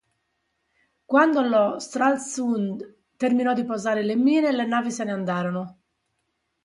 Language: Italian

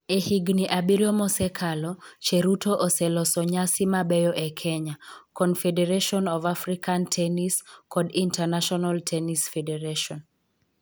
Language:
Luo (Kenya and Tanzania)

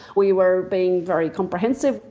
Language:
English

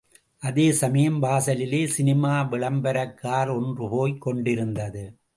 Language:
Tamil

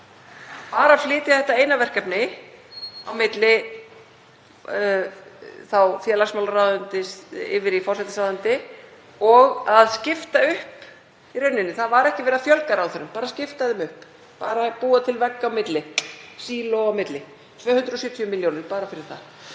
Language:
Icelandic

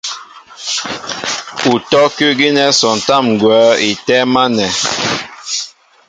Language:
Mbo (Cameroon)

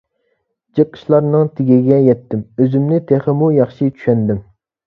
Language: Uyghur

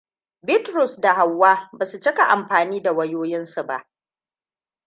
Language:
Hausa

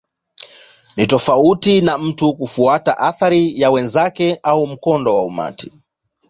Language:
Swahili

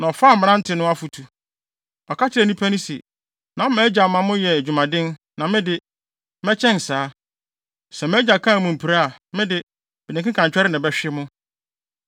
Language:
Akan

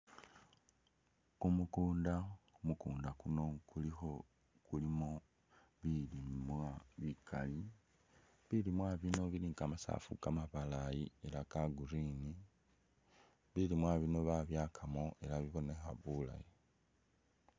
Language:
Masaaba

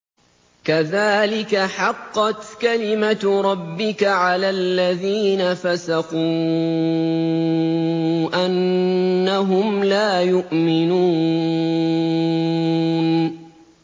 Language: Arabic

